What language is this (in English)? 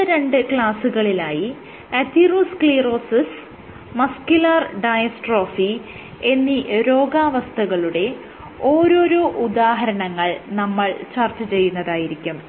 Malayalam